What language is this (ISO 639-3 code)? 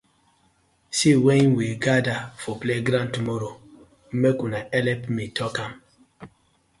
pcm